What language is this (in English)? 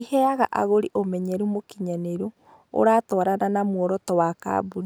Kikuyu